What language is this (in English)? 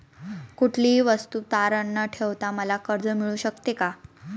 Marathi